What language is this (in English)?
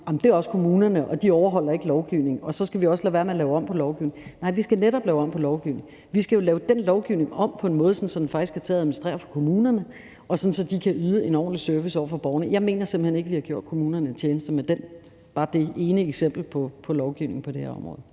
Danish